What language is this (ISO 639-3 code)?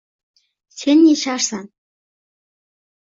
uzb